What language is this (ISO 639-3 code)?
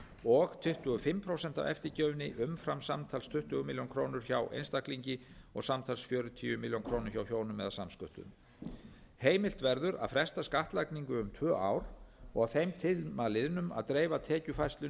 isl